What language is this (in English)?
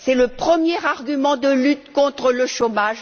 French